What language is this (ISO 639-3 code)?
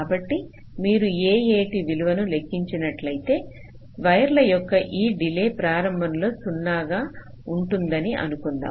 tel